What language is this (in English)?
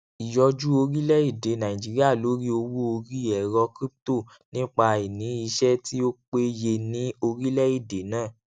Yoruba